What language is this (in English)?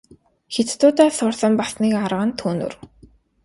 Mongolian